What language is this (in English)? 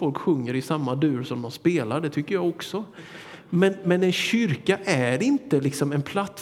Swedish